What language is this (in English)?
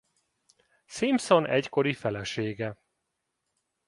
Hungarian